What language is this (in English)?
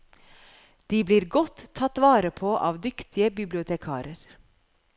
Norwegian